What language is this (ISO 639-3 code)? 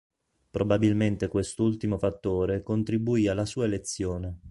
ita